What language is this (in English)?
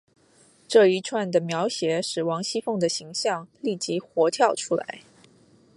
Chinese